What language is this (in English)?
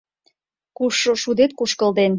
Mari